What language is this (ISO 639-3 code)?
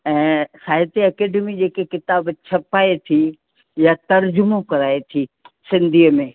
snd